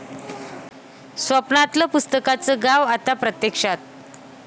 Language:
Marathi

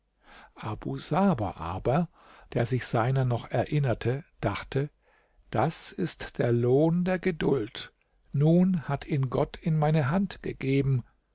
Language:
German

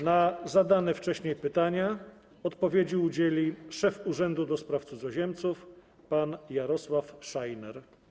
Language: Polish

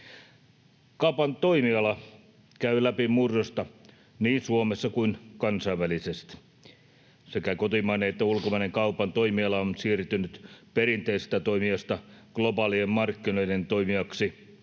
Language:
Finnish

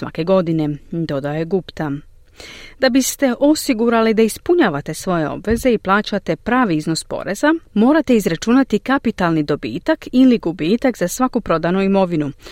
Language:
Croatian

